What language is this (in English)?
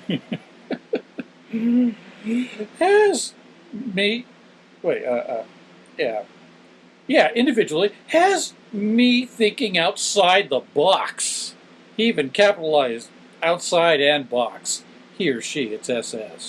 English